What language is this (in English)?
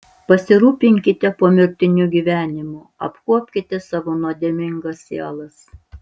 Lithuanian